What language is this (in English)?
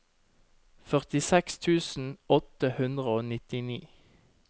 Norwegian